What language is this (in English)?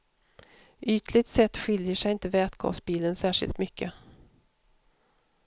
Swedish